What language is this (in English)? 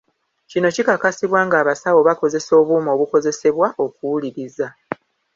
Ganda